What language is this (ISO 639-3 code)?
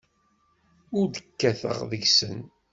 kab